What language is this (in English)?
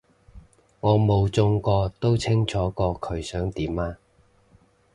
Cantonese